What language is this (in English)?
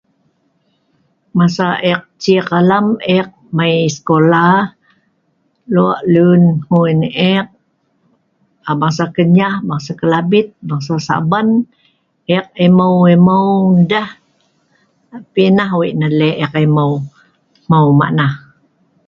Sa'ban